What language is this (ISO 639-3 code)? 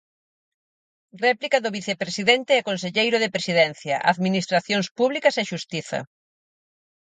glg